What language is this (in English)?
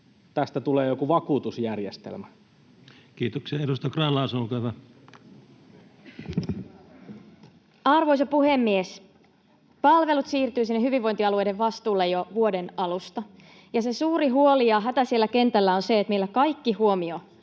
Finnish